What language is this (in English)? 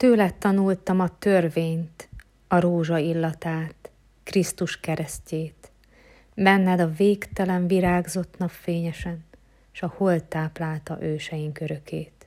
Hungarian